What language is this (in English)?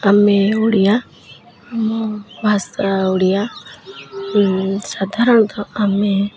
Odia